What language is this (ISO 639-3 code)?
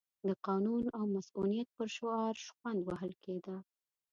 pus